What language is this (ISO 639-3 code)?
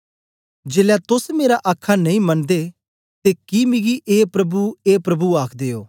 doi